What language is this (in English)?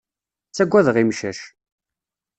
Kabyle